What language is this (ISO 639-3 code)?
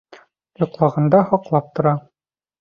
bak